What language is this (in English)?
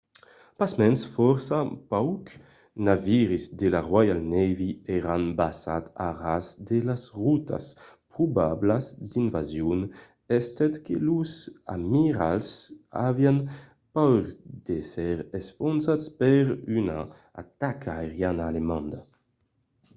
Occitan